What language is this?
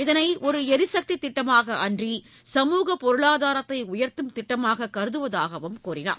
Tamil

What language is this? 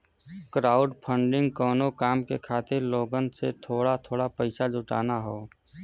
Bhojpuri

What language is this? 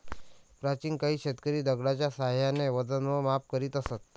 Marathi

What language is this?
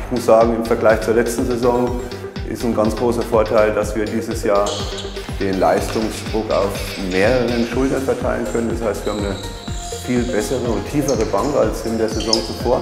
German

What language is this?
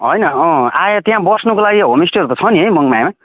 Nepali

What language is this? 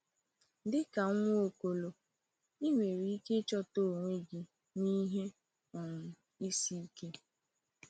Igbo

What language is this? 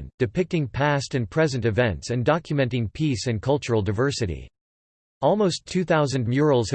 English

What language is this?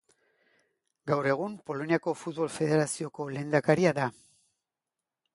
Basque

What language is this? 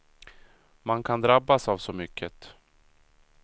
Swedish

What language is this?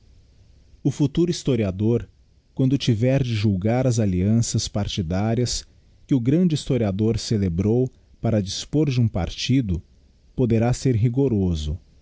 Portuguese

